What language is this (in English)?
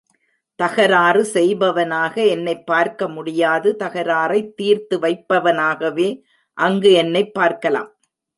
Tamil